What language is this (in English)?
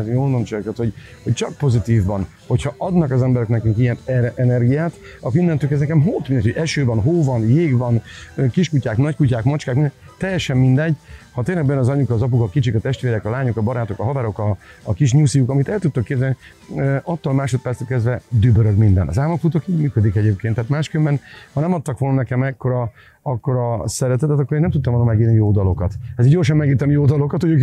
Hungarian